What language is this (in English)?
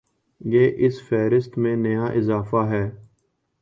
Urdu